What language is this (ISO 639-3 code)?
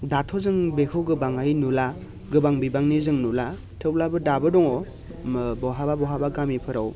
brx